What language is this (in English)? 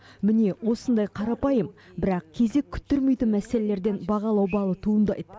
Kazakh